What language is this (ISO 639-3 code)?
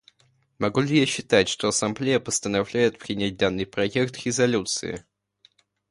rus